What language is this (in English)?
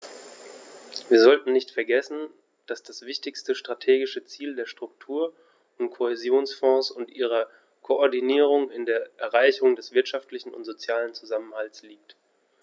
German